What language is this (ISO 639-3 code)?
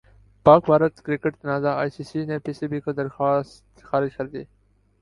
urd